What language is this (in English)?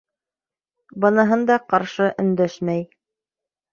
Bashkir